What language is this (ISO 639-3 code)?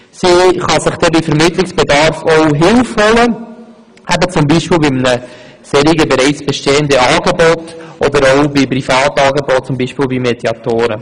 gsw